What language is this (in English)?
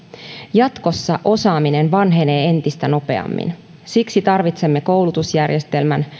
Finnish